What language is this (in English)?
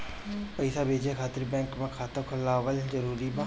Bhojpuri